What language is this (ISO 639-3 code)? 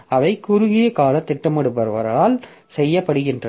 tam